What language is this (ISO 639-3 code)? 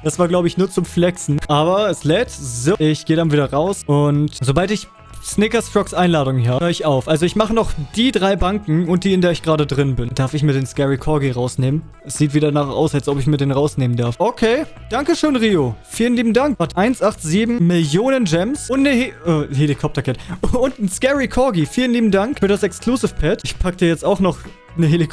deu